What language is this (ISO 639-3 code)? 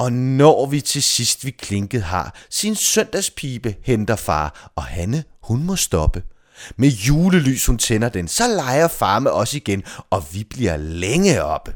dan